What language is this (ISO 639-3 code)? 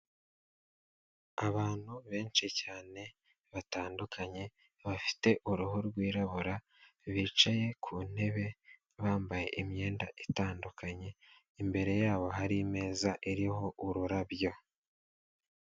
kin